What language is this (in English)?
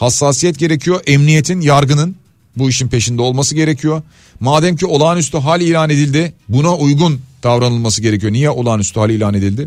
Turkish